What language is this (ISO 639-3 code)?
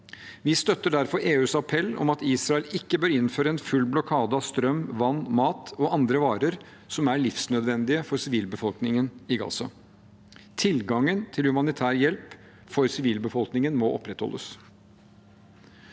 nor